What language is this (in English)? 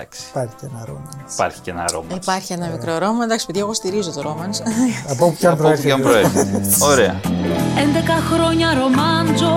Greek